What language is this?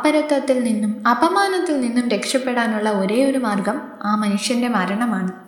Malayalam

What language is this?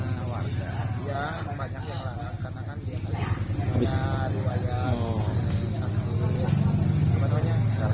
Indonesian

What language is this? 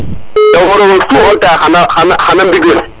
Serer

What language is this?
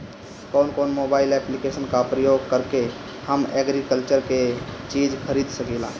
Bhojpuri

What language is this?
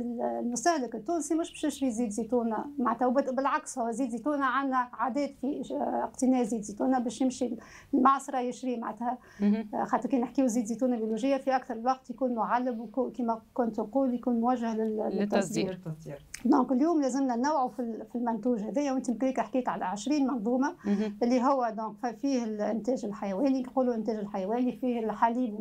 Arabic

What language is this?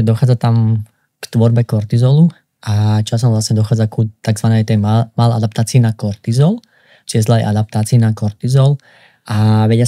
Slovak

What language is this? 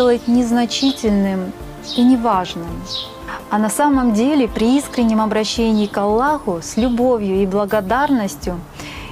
Russian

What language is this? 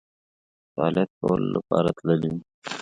Pashto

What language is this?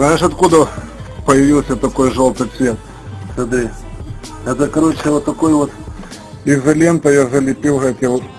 Russian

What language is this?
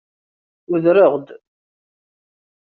Kabyle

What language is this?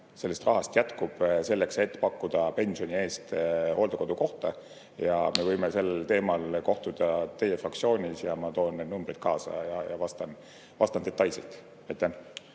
Estonian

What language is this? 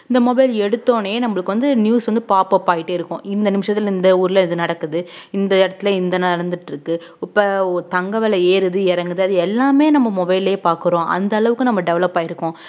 Tamil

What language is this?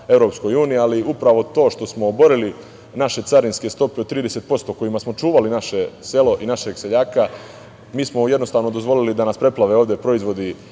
Serbian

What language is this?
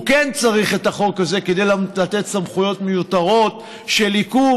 Hebrew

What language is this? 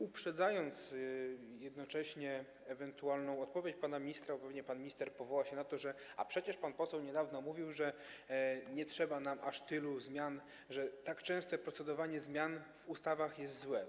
Polish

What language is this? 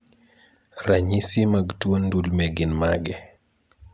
Luo (Kenya and Tanzania)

